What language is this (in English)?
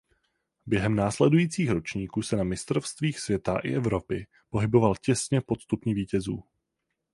Czech